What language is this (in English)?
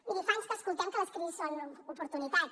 Catalan